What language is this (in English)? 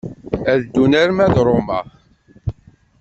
Kabyle